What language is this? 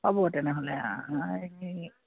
Assamese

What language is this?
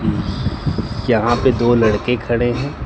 Hindi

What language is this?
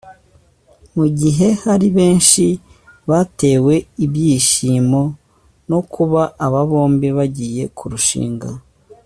Kinyarwanda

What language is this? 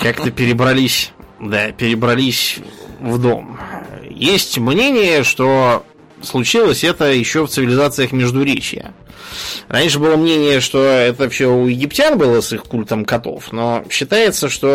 Russian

